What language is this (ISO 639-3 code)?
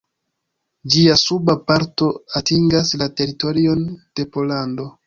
epo